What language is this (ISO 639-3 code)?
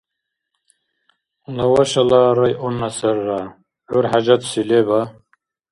dar